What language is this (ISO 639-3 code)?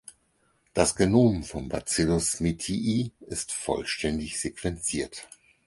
deu